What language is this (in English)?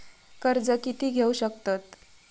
Marathi